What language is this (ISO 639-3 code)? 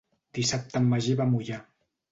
cat